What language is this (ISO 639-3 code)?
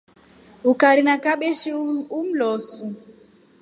rof